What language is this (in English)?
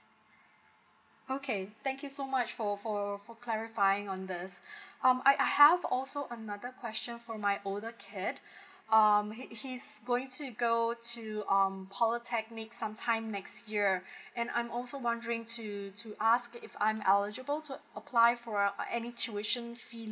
English